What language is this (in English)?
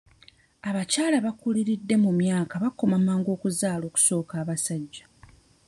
Ganda